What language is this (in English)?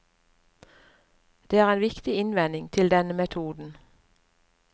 Norwegian